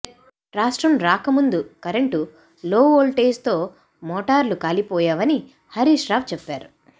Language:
Telugu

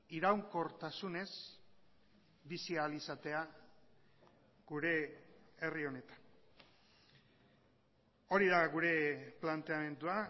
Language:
Basque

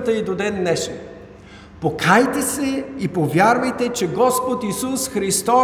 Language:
Bulgarian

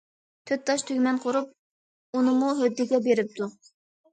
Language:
Uyghur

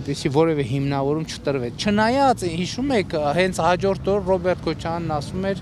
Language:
Romanian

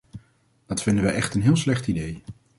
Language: Dutch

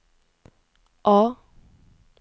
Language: Norwegian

